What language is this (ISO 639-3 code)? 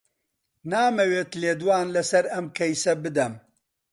ckb